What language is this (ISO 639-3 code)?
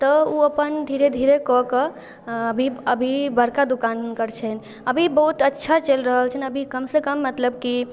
mai